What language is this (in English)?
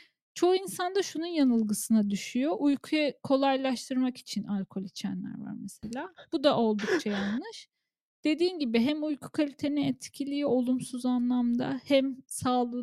Turkish